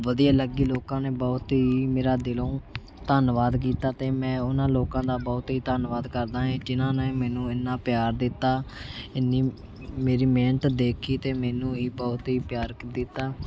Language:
Punjabi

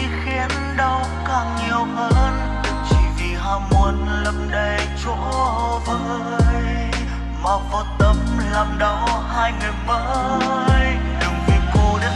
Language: Vietnamese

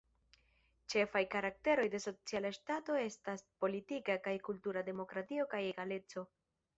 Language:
Esperanto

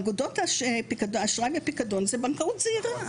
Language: Hebrew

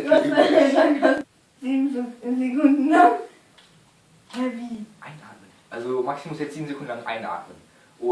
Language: German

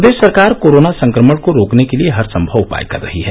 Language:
Hindi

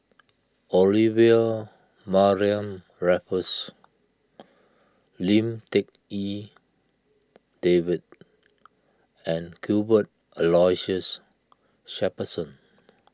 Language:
English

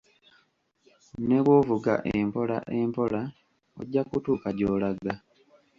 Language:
Ganda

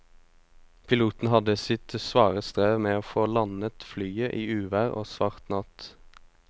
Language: Norwegian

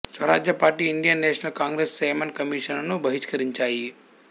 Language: Telugu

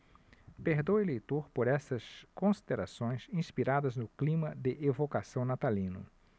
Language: Portuguese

